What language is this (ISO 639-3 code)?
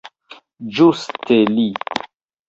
epo